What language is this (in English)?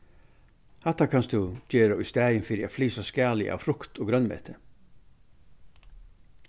Faroese